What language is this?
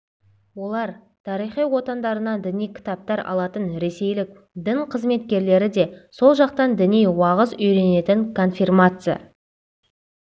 Kazakh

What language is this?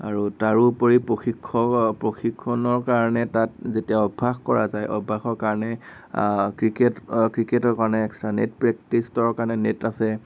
Assamese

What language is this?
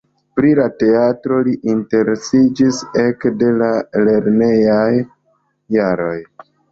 Esperanto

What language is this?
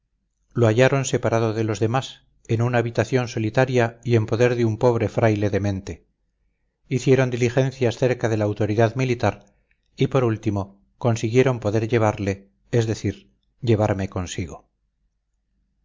Spanish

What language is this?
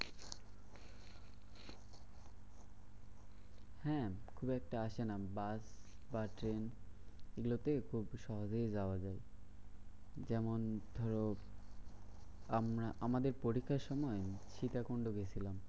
Bangla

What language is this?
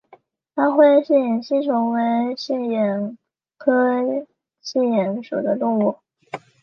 Chinese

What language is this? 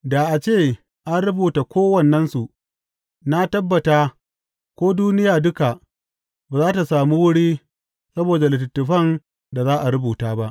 Hausa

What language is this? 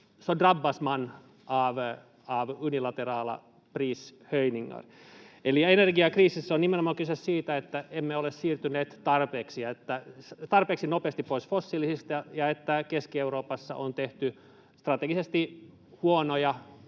Finnish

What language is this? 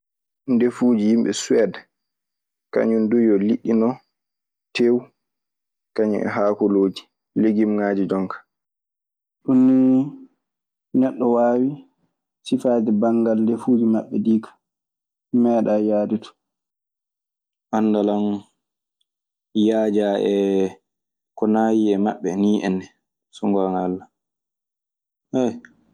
Maasina Fulfulde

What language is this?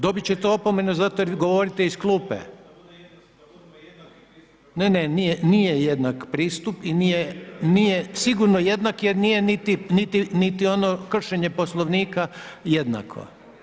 Croatian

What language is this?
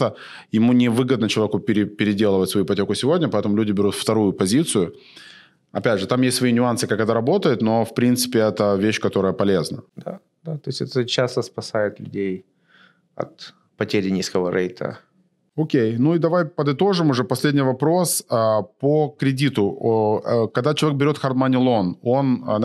Russian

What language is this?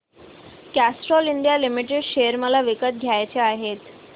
Marathi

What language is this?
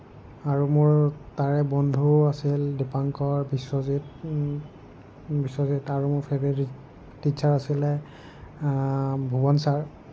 Assamese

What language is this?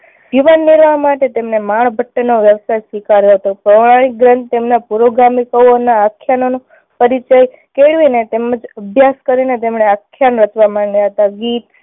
Gujarati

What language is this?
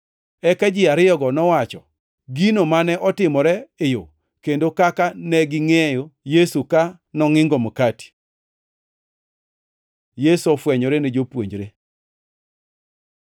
Luo (Kenya and Tanzania)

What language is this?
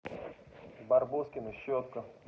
Russian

